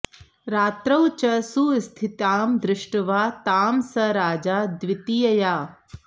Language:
Sanskrit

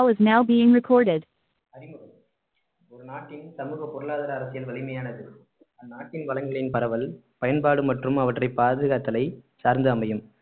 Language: Tamil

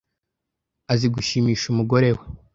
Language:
Kinyarwanda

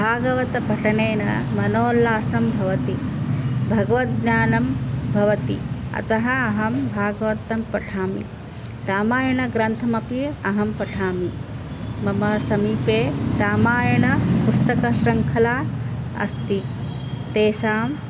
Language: Sanskrit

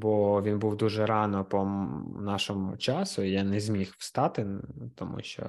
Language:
Ukrainian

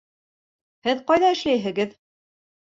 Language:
Bashkir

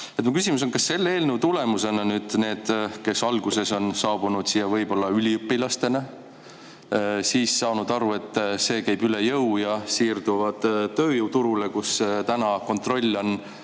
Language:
Estonian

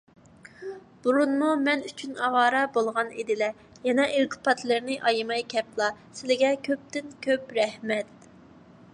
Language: Uyghur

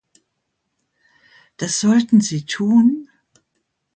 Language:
German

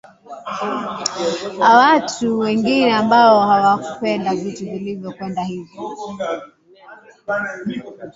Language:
Swahili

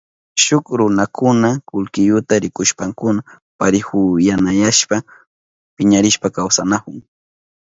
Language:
Southern Pastaza Quechua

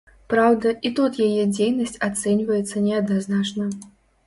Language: Belarusian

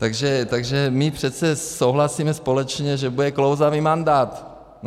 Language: Czech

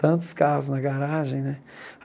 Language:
Portuguese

